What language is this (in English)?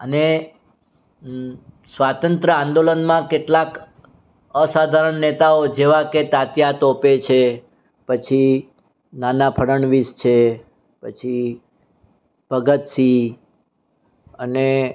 Gujarati